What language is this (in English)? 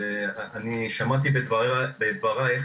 Hebrew